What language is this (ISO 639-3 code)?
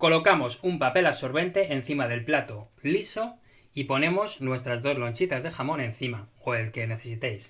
spa